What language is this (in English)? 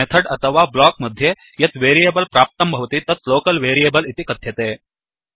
Sanskrit